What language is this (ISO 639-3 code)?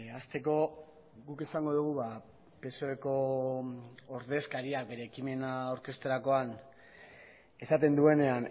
eus